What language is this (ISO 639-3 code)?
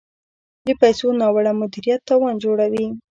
pus